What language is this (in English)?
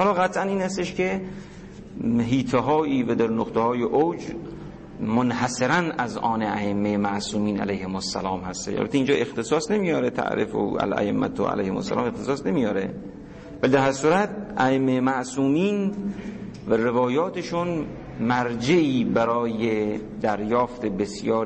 Persian